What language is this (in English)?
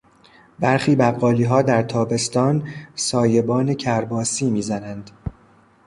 Persian